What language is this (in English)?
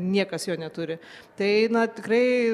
Lithuanian